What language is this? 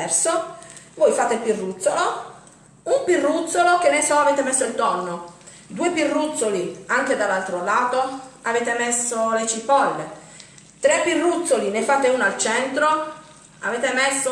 Italian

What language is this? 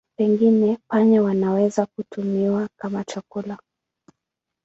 Swahili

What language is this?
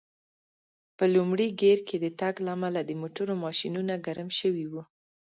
Pashto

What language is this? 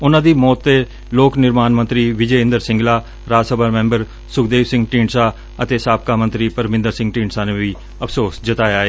Punjabi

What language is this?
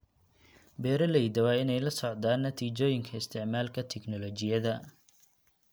Somali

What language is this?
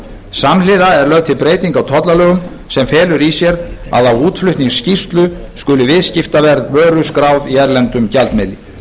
Icelandic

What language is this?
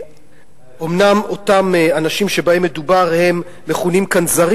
Hebrew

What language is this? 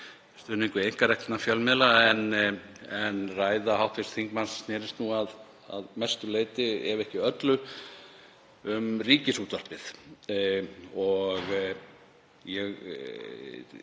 Icelandic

